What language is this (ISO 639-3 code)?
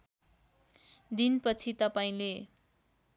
nep